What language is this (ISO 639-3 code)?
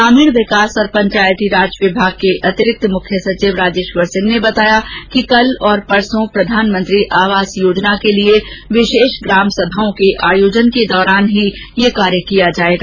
hin